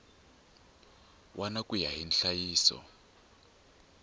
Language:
Tsonga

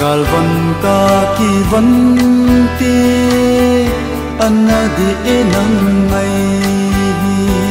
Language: Thai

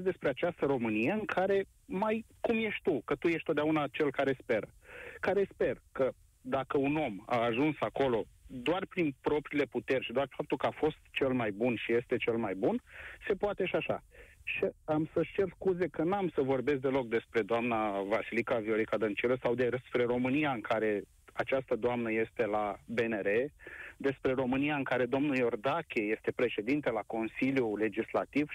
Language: Romanian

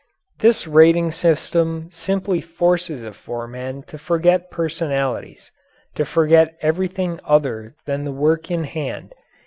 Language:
English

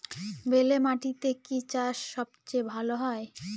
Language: Bangla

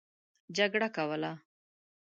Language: Pashto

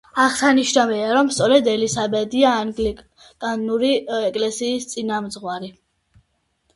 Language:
Georgian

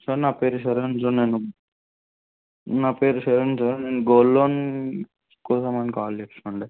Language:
Telugu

